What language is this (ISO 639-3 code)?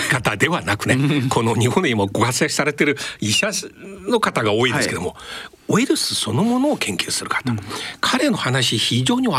jpn